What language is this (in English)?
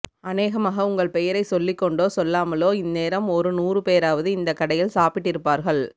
Tamil